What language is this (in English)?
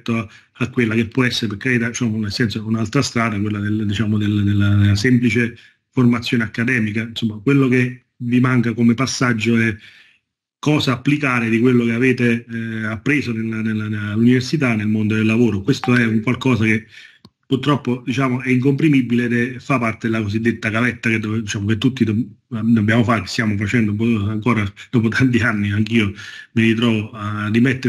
Italian